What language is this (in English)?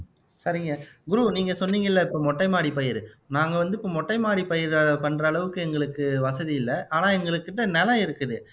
Tamil